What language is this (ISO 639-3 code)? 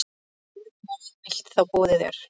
isl